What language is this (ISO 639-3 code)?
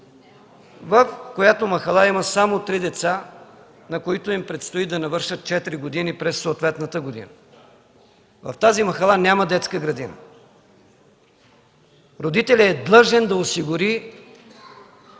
bul